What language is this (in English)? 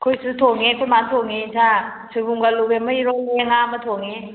Manipuri